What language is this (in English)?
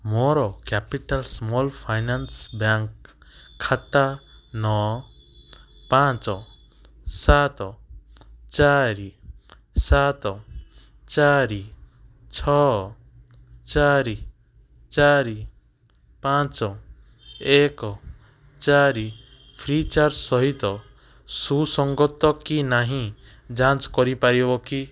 Odia